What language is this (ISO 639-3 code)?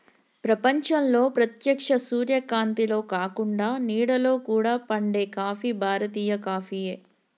tel